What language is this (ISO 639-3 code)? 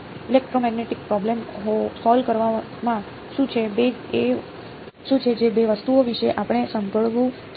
guj